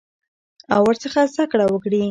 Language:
Pashto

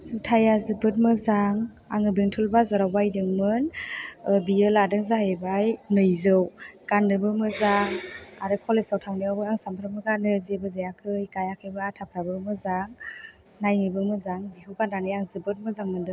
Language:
Bodo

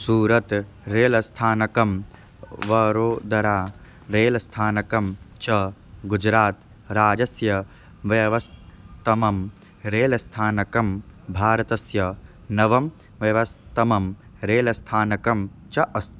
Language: Sanskrit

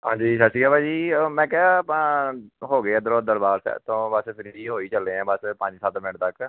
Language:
Punjabi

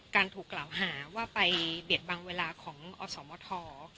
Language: Thai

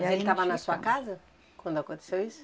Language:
Portuguese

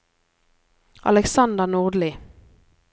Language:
Norwegian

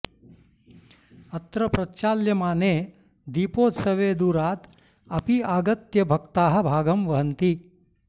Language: Sanskrit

